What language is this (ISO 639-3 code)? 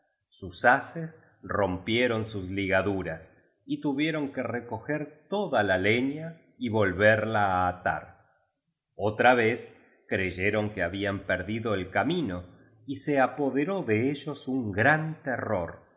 spa